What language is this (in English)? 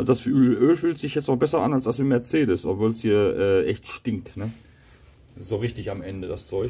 German